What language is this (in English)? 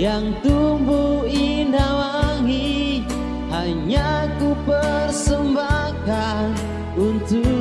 Indonesian